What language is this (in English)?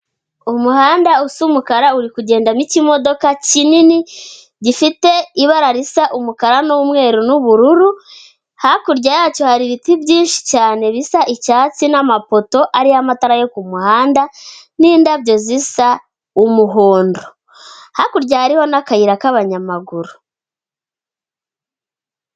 Kinyarwanda